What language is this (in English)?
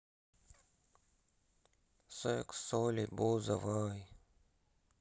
Russian